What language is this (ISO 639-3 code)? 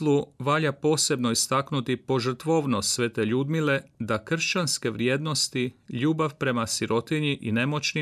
hrv